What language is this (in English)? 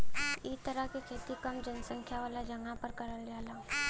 Bhojpuri